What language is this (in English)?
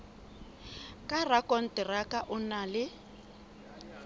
Southern Sotho